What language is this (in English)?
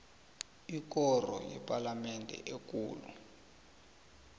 South Ndebele